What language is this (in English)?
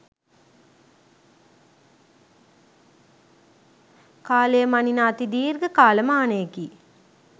Sinhala